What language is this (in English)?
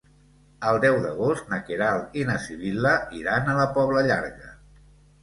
Catalan